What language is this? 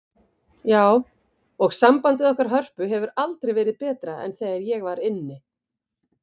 Icelandic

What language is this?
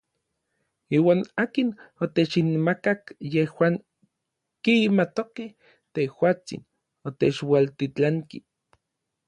Orizaba Nahuatl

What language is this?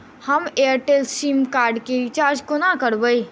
Maithili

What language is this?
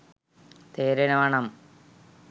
Sinhala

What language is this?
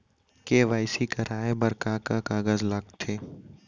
Chhattisgarhi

